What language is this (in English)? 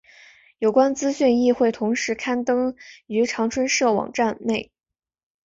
Chinese